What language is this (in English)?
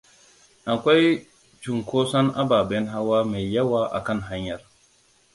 Hausa